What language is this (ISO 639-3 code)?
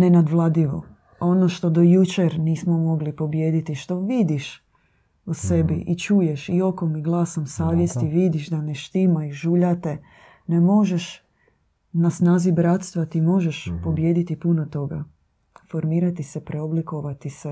hrv